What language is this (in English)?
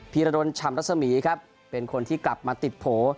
Thai